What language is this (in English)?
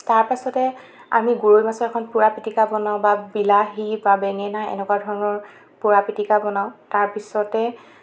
Assamese